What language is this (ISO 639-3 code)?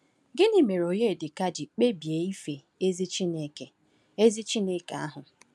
ibo